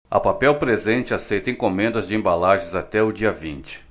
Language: Portuguese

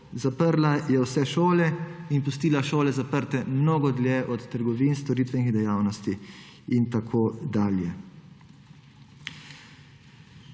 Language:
Slovenian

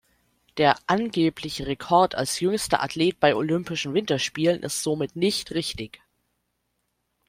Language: German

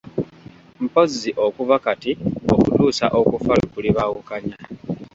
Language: Ganda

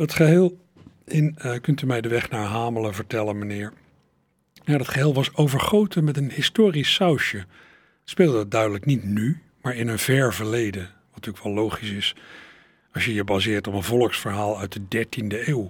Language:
Dutch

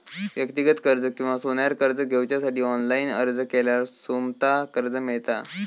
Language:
Marathi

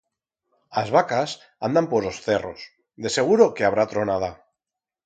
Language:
Aragonese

